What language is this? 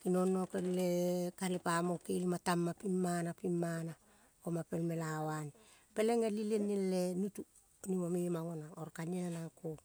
Kol (Papua New Guinea)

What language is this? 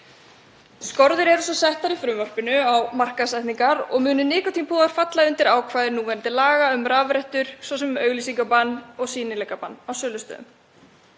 Icelandic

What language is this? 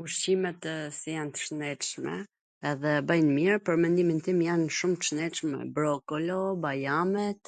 Gheg Albanian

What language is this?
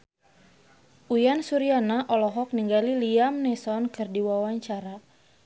Sundanese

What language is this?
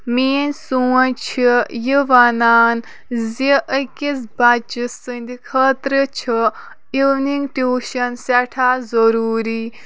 Kashmiri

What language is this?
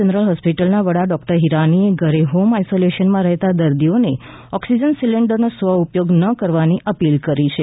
Gujarati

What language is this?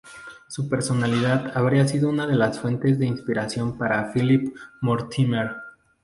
Spanish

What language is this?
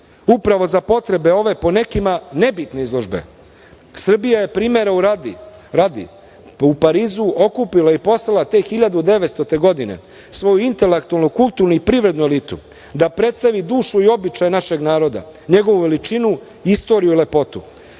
Serbian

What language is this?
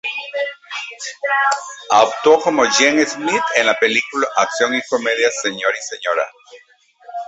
Spanish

